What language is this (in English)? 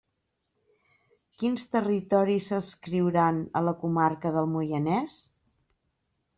Catalan